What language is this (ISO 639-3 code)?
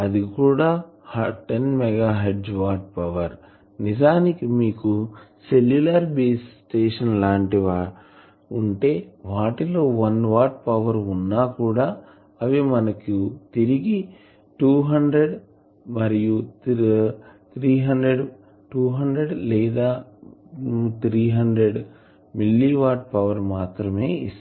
tel